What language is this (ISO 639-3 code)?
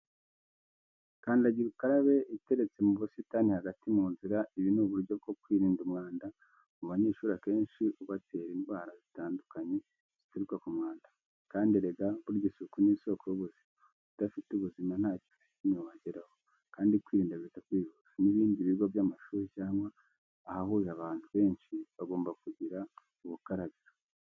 kin